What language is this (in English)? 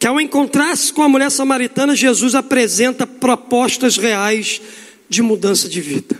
Portuguese